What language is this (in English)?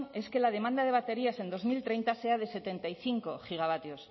Spanish